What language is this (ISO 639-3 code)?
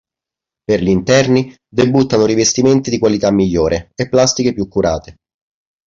ita